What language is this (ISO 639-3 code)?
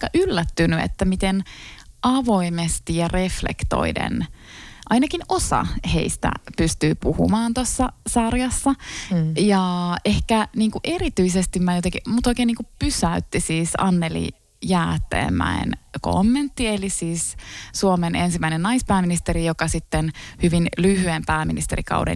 fin